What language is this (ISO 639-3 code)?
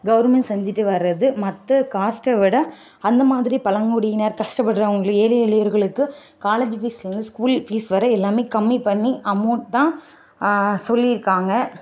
tam